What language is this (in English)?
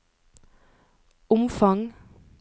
Norwegian